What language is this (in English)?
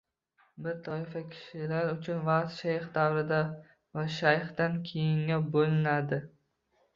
Uzbek